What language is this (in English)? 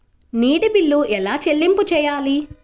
Telugu